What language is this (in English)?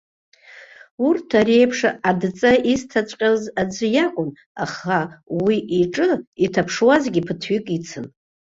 Abkhazian